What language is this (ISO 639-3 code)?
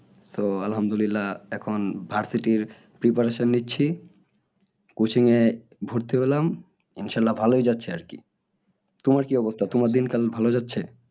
ben